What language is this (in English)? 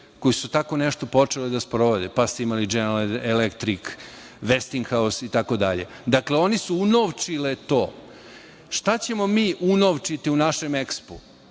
Serbian